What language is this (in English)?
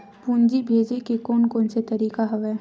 Chhattisgarhi